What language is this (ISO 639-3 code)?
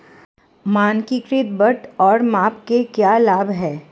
hin